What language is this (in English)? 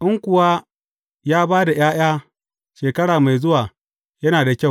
Hausa